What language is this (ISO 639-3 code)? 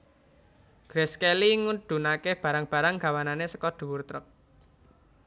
jav